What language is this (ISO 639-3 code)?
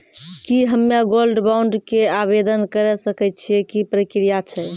mai